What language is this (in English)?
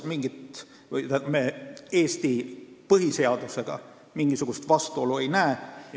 Estonian